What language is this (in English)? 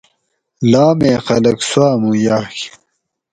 Gawri